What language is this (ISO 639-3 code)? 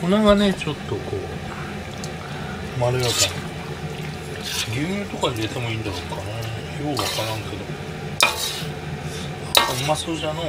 jpn